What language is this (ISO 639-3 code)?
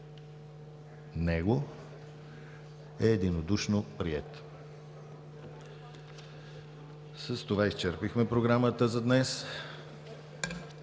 bul